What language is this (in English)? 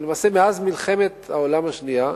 Hebrew